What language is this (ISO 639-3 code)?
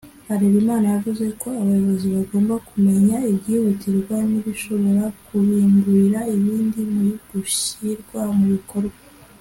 kin